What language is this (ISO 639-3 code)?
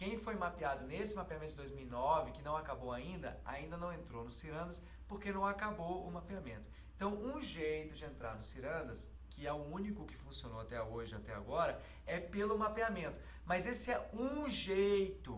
por